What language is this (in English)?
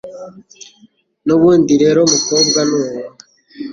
Kinyarwanda